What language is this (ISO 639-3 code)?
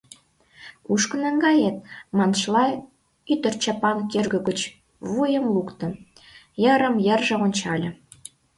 chm